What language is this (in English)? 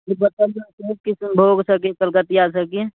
Maithili